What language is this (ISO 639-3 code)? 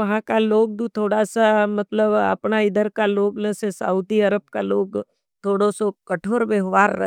noe